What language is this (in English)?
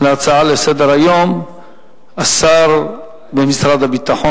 Hebrew